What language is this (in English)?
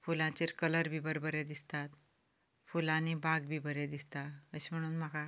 Konkani